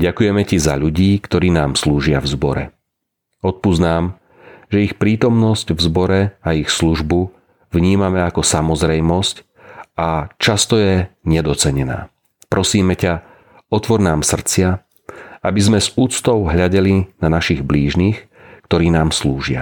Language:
Slovak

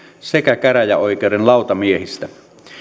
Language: Finnish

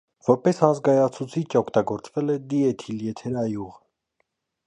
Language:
Armenian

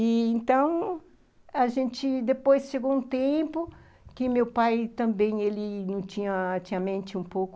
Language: Portuguese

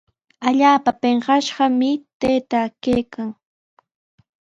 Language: Sihuas Ancash Quechua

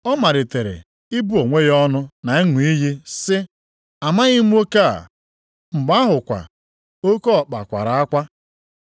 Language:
Igbo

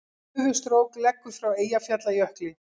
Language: Icelandic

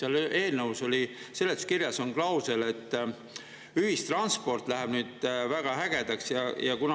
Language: Estonian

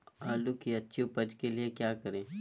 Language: Magahi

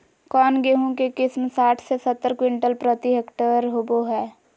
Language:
Magahi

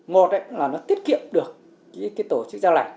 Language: Vietnamese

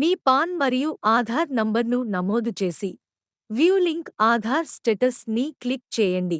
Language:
Telugu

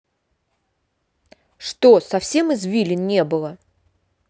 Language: Russian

